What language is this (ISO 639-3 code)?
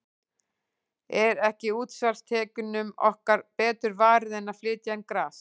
isl